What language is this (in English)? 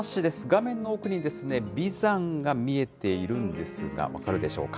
Japanese